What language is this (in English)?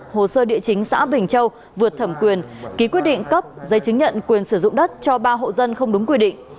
Vietnamese